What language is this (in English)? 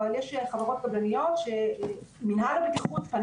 Hebrew